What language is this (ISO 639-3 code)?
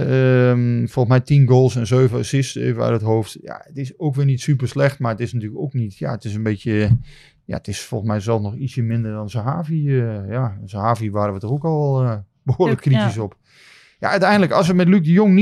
nld